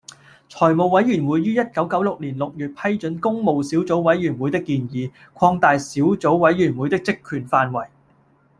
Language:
Cantonese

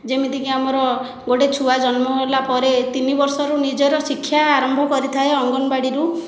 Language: Odia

